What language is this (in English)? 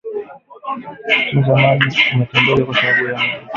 Swahili